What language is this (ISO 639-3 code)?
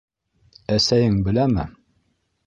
bak